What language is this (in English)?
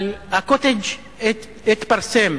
Hebrew